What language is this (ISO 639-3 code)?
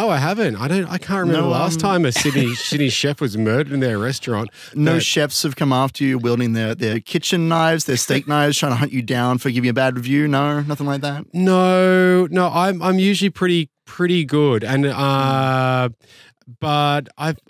eng